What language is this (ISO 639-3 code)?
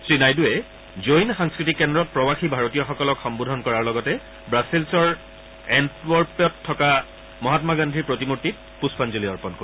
asm